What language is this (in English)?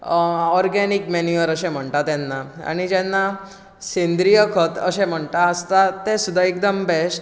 Konkani